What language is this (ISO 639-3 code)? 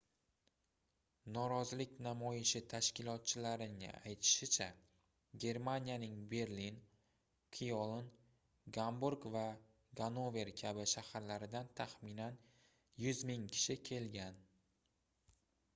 uzb